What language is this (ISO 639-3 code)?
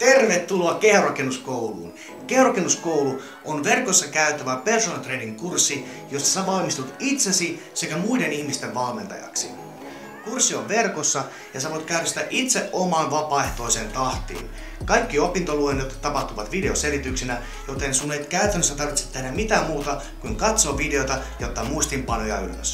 fin